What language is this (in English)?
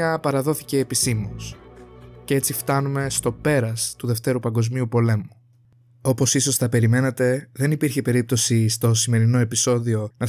Greek